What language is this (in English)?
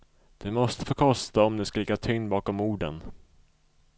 Swedish